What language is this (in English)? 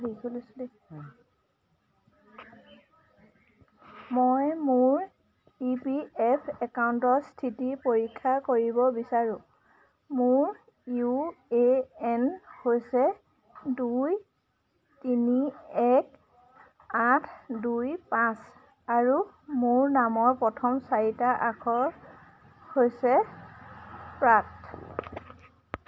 Assamese